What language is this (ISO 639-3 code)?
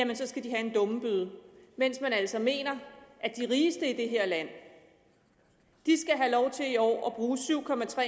dan